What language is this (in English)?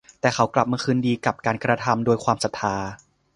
Thai